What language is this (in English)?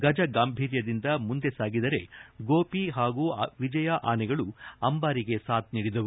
Kannada